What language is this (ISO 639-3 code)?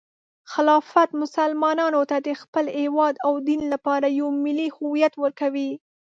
pus